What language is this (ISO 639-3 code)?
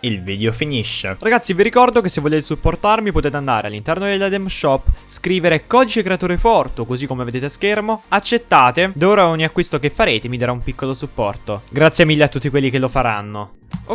ita